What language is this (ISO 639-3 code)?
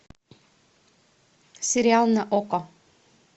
rus